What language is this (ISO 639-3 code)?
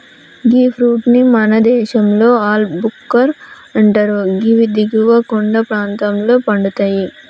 tel